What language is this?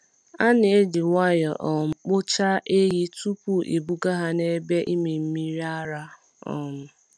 Igbo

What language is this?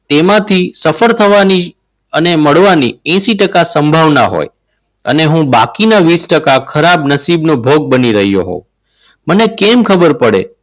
Gujarati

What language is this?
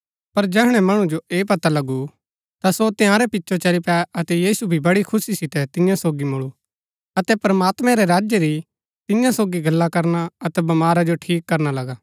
Gaddi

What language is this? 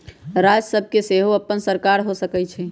Magahi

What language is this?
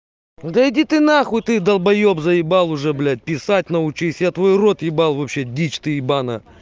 Russian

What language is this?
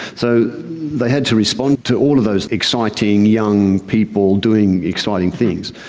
English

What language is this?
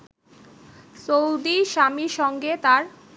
Bangla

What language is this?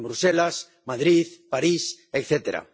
Spanish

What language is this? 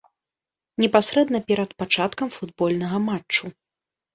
Belarusian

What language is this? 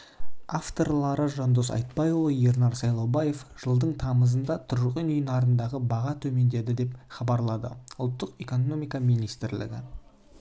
Kazakh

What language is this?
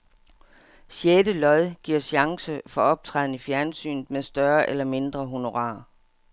Danish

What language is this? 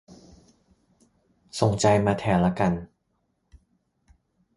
Thai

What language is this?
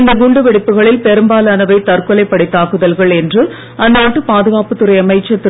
Tamil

